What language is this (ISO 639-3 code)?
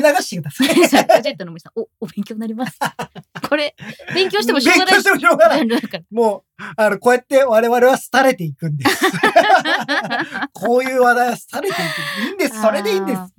jpn